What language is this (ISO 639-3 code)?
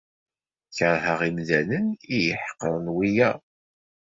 kab